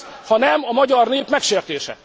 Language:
Hungarian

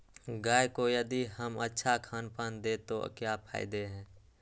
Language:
Magahi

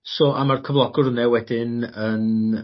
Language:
Welsh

